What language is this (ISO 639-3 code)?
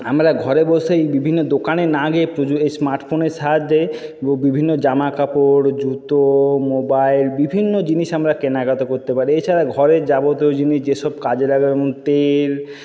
ben